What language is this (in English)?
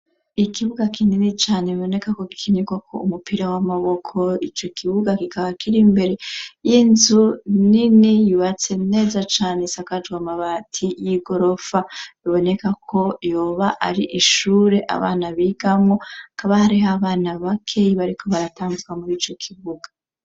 Rundi